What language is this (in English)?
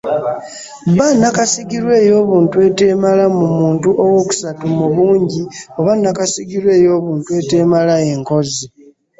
Ganda